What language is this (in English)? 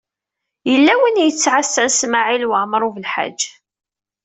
Kabyle